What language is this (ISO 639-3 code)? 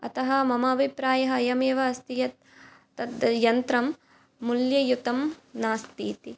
san